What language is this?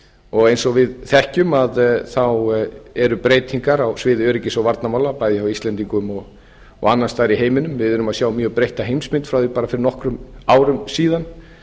Icelandic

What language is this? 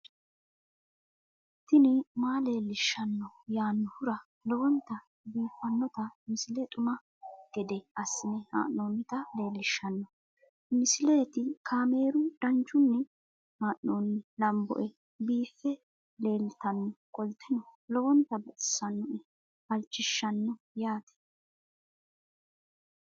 Sidamo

